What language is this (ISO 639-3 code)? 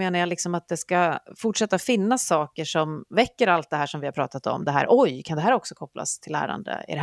swe